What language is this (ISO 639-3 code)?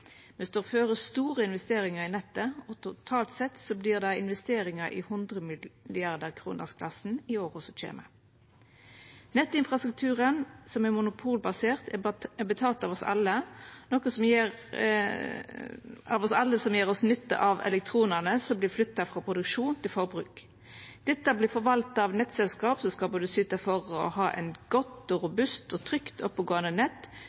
nno